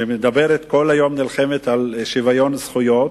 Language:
Hebrew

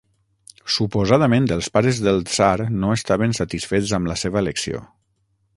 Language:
Catalan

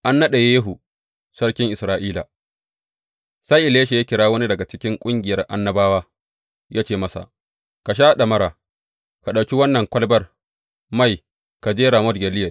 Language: Hausa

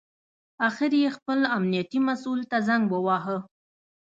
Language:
Pashto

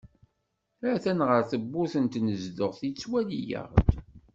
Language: Kabyle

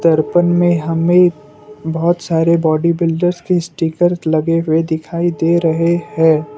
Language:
Hindi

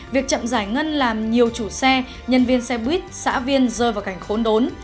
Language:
Vietnamese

